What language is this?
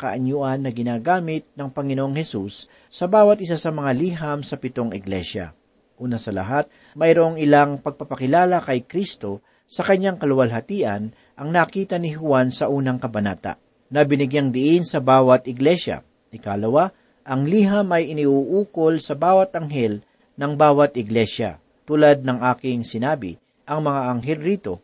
Filipino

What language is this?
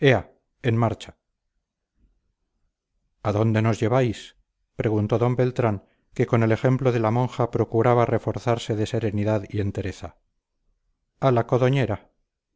Spanish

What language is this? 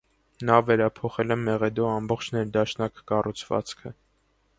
Armenian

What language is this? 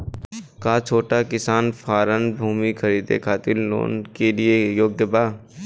Bhojpuri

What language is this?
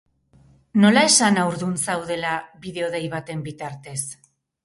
Basque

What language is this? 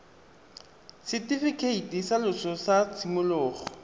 Tswana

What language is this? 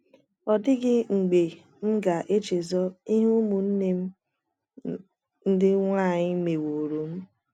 Igbo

